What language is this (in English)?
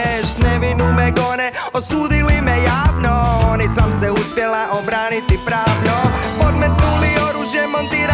Croatian